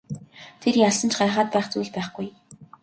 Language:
Mongolian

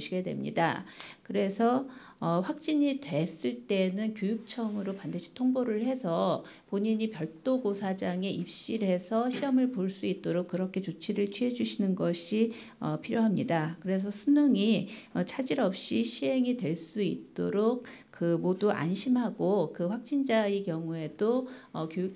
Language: Korean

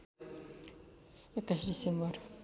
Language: Nepali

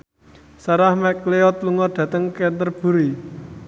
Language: Javanese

